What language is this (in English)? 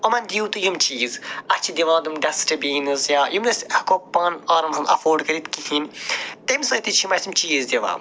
Kashmiri